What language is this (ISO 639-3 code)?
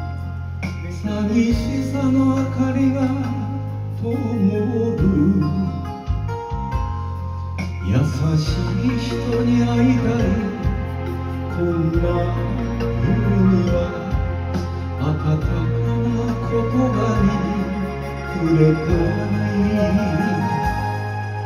kor